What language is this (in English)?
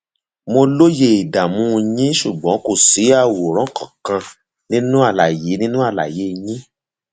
Yoruba